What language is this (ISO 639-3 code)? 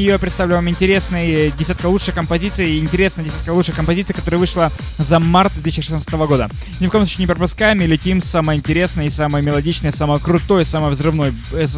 rus